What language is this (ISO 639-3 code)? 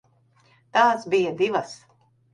lav